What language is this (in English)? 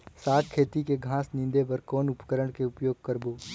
Chhattisgarhi